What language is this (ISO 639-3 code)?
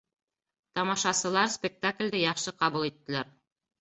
bak